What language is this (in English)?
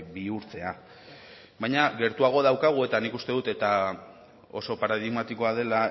Basque